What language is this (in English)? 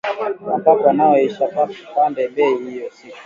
Swahili